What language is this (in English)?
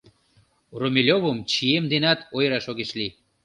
Mari